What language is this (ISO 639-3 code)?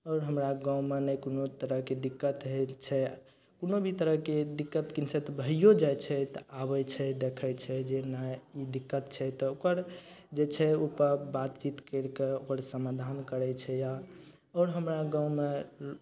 mai